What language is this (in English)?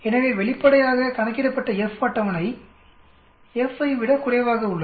Tamil